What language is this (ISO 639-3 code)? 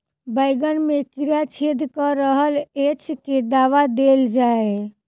mai